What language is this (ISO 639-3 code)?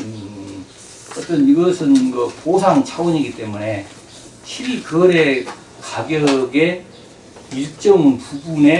kor